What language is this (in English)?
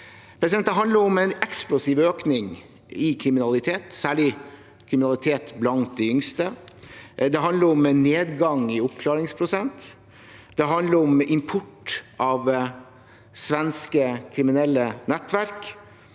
Norwegian